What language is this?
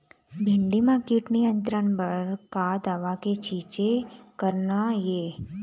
Chhattisgarhi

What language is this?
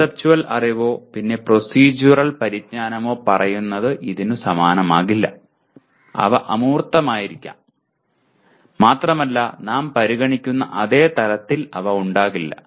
Malayalam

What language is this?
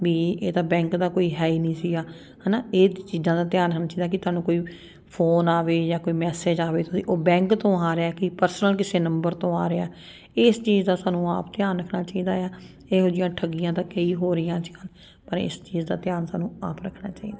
Punjabi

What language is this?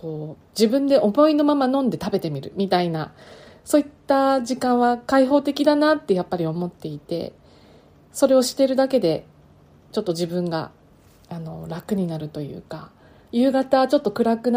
Japanese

